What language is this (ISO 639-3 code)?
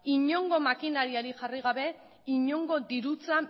eus